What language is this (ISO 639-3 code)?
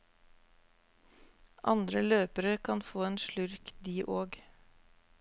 nor